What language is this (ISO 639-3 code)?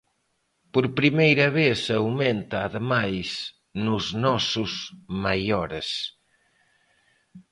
glg